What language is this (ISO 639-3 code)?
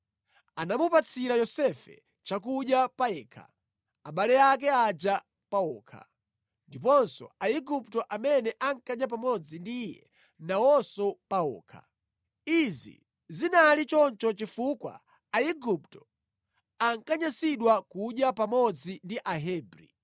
nya